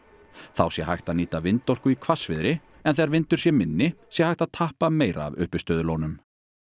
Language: Icelandic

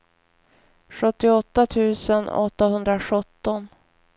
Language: Swedish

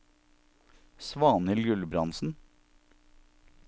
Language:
Norwegian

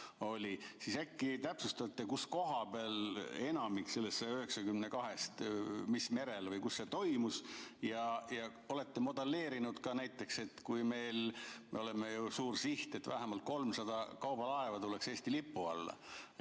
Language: Estonian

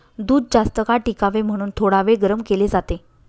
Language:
Marathi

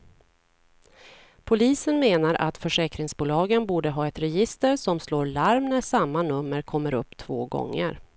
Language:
Swedish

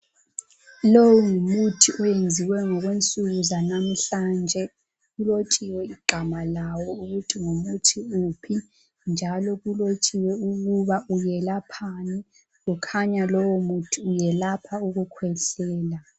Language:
North Ndebele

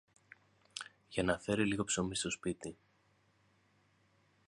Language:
Greek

